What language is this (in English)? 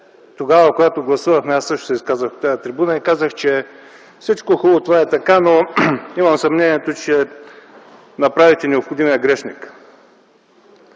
Bulgarian